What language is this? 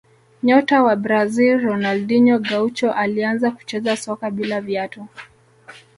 Swahili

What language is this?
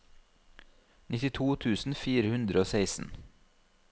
Norwegian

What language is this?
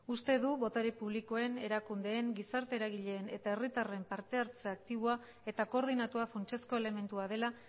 Basque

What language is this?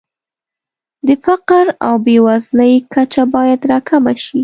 Pashto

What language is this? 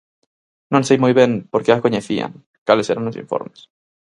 Galician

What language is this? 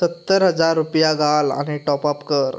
Konkani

